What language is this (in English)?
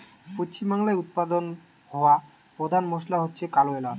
Bangla